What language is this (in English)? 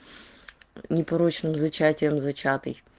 Russian